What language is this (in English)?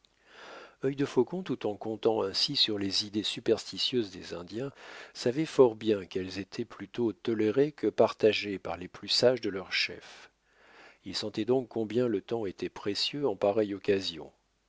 French